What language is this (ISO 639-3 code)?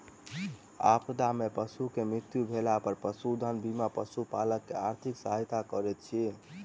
mai